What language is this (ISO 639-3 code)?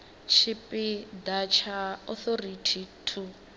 ven